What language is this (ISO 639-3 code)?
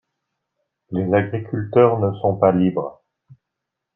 fra